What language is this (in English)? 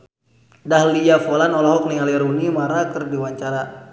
Sundanese